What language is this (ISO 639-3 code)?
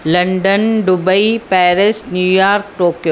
snd